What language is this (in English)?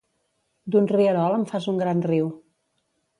Catalan